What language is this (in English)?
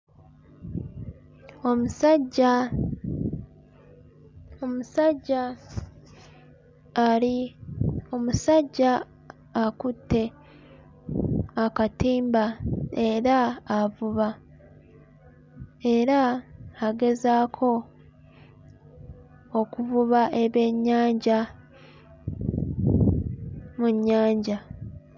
Ganda